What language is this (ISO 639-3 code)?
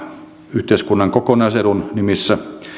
fin